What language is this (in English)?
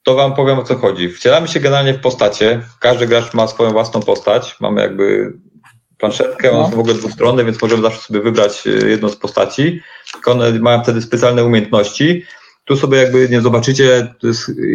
Polish